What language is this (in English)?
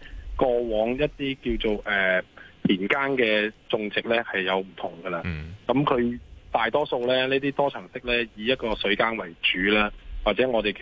Chinese